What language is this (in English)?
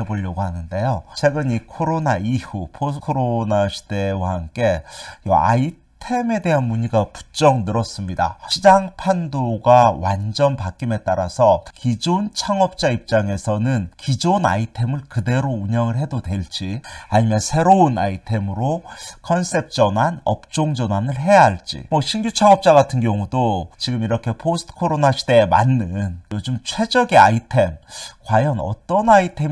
Korean